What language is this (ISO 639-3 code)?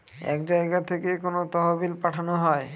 ben